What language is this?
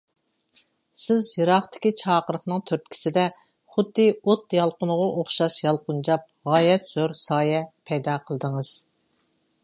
Uyghur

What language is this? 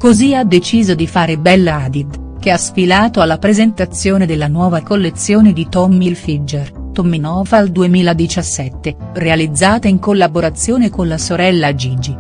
Italian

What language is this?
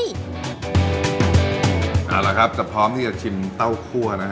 Thai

